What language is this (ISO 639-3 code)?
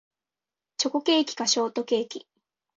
jpn